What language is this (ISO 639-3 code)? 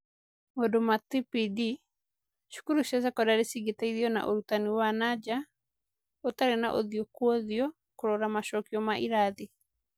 kik